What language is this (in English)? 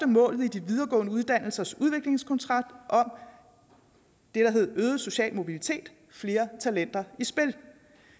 Danish